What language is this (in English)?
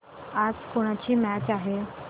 Marathi